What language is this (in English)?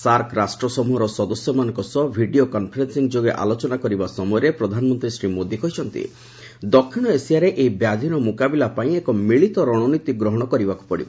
Odia